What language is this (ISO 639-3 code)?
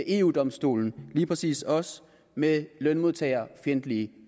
dan